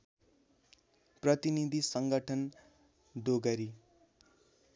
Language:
Nepali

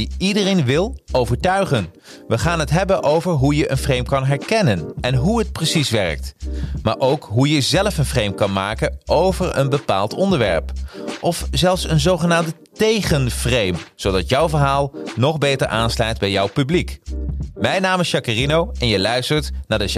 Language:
Dutch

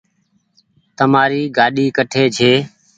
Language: Goaria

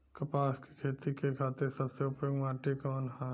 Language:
Bhojpuri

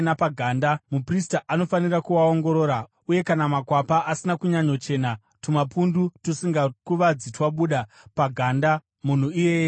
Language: Shona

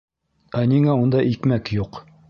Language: Bashkir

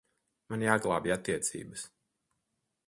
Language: Latvian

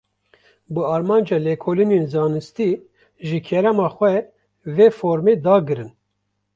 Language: Kurdish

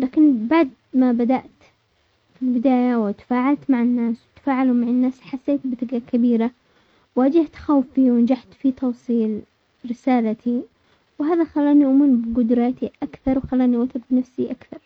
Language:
Omani Arabic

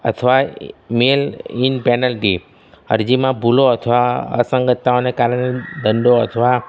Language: Gujarati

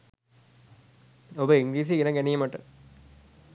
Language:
Sinhala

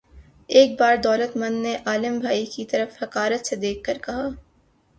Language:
Urdu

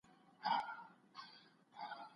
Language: Pashto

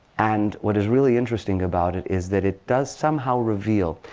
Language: English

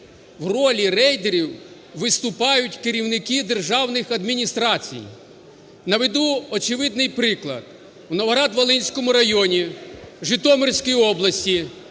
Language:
Ukrainian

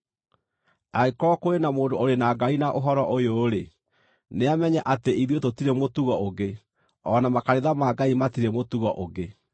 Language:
Kikuyu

